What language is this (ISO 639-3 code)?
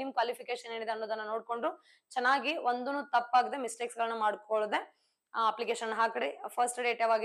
kan